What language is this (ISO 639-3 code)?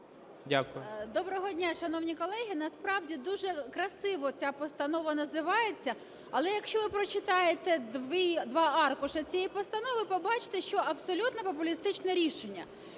ukr